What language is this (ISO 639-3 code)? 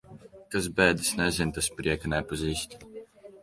lav